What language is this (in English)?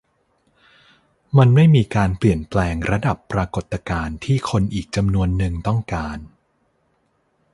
Thai